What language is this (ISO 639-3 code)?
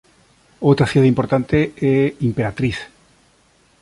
glg